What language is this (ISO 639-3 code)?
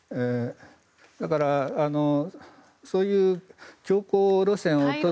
jpn